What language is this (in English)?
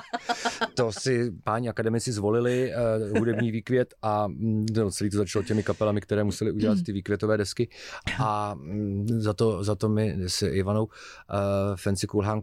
Czech